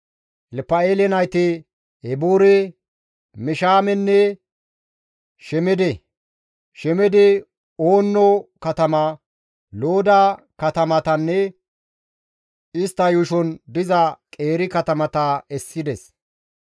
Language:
Gamo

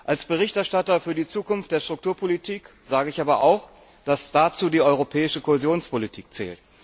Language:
German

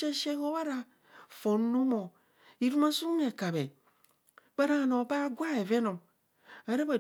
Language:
Kohumono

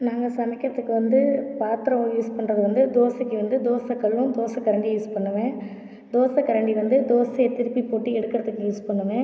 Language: Tamil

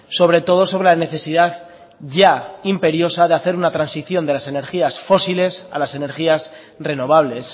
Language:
Spanish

